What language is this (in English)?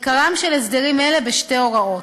Hebrew